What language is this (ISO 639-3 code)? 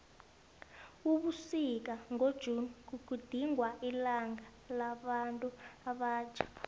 nbl